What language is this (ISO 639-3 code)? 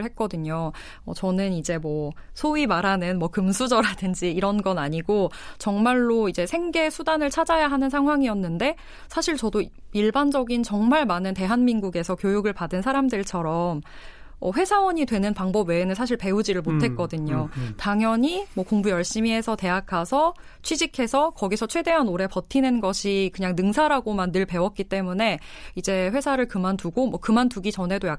kor